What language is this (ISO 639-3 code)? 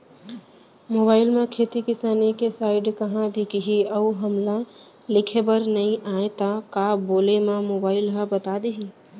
hne